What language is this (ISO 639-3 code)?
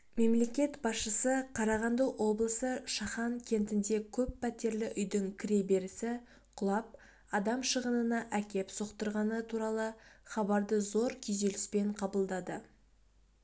kaz